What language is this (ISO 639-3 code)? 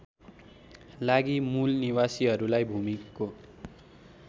nep